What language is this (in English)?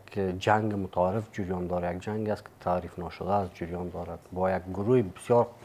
Persian